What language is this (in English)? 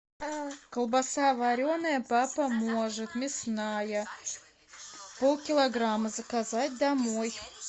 Russian